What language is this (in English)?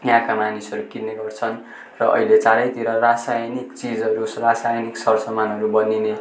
Nepali